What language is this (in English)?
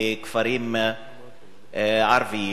Hebrew